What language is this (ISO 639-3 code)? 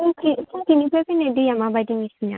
brx